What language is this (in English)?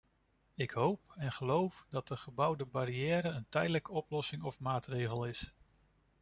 Dutch